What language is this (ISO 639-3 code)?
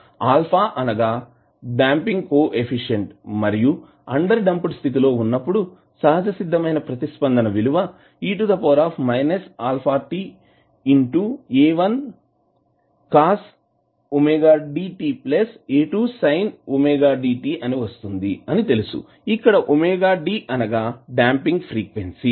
tel